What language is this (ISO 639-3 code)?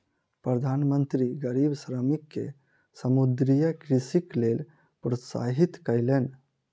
mai